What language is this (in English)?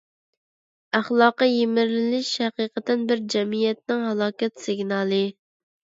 Uyghur